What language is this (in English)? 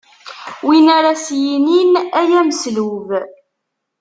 Kabyle